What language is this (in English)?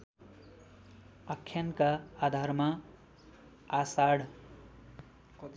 Nepali